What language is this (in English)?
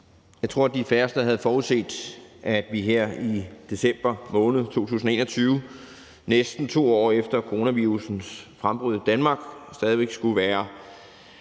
Danish